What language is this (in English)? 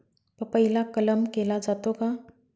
Marathi